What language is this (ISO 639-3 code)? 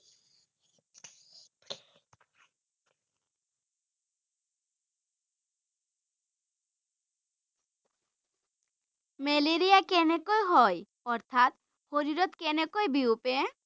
asm